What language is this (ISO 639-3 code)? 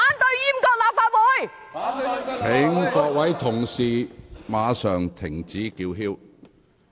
yue